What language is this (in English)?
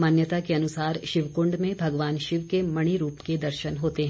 Hindi